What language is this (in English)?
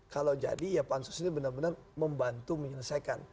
Indonesian